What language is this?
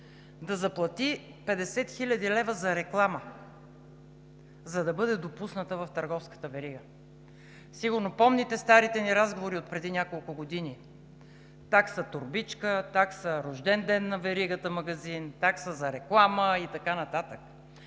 Bulgarian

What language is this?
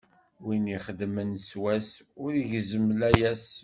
Kabyle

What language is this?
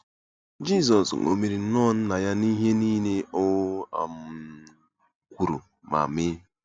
Igbo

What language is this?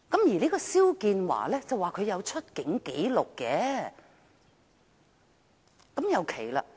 Cantonese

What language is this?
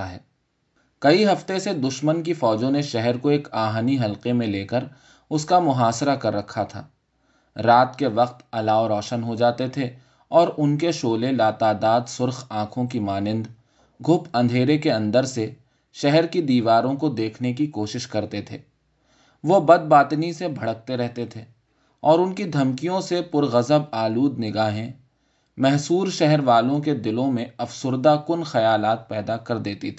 Urdu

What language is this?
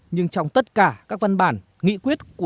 Vietnamese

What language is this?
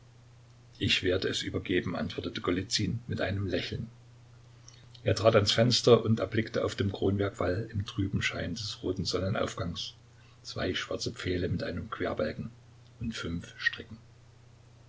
German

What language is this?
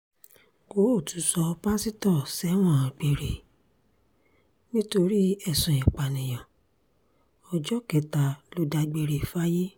Yoruba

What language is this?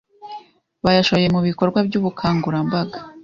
Kinyarwanda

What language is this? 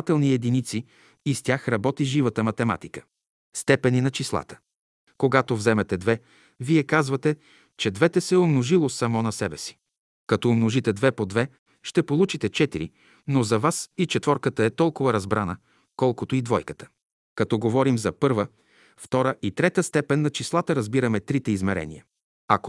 Bulgarian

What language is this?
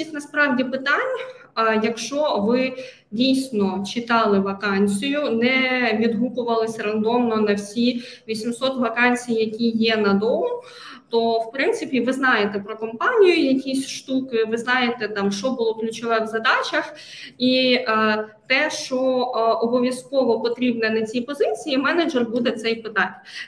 Ukrainian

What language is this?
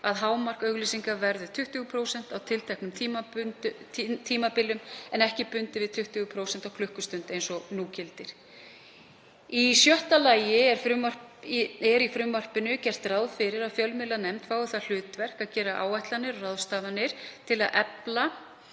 Icelandic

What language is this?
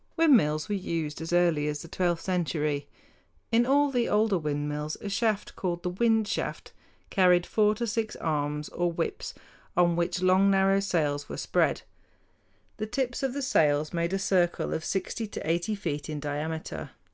English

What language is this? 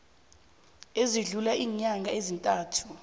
South Ndebele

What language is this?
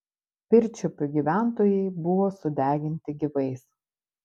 Lithuanian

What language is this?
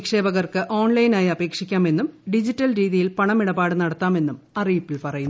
Malayalam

